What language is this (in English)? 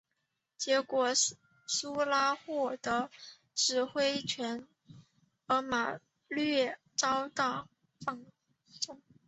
Chinese